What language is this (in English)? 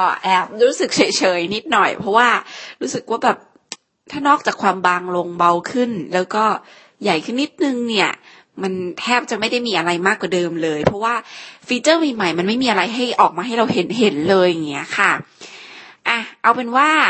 Thai